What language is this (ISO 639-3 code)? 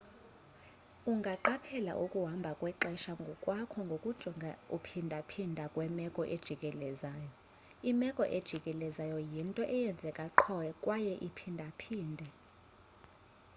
xho